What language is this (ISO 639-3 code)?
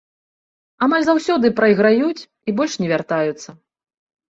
bel